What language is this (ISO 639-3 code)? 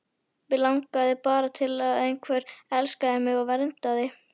isl